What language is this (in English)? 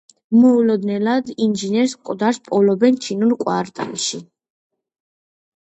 Georgian